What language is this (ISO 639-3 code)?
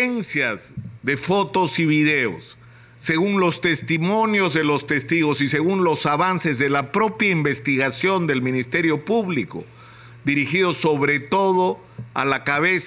spa